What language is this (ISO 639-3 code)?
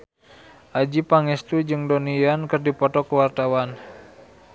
sun